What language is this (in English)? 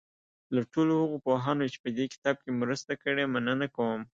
Pashto